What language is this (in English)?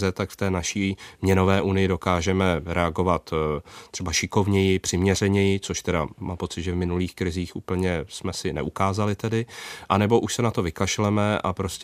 Czech